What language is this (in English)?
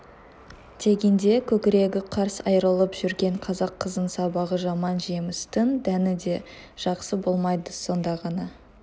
Kazakh